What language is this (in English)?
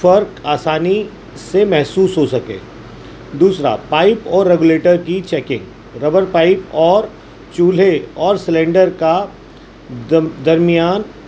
Urdu